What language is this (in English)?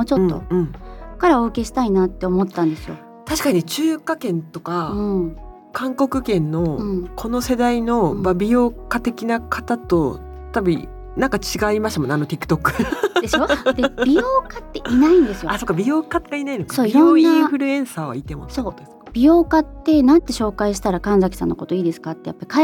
Japanese